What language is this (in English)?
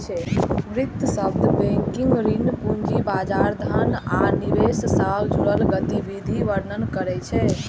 Maithili